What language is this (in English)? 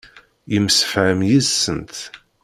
Kabyle